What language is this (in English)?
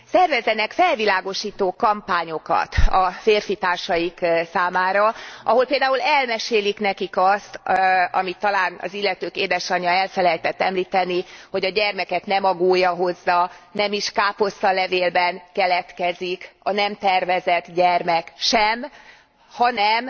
Hungarian